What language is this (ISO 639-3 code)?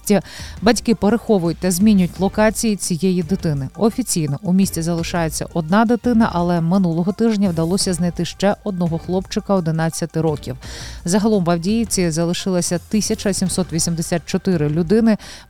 ukr